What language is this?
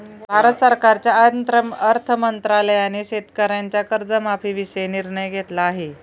Marathi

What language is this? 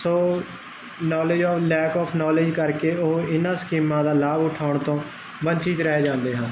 Punjabi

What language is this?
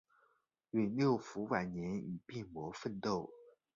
Chinese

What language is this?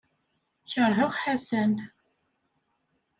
Kabyle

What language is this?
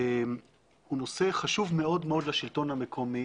Hebrew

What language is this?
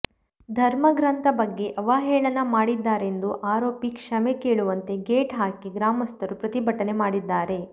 Kannada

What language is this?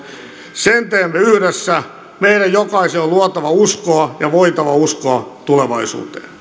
Finnish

